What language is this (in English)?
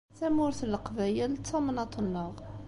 Kabyle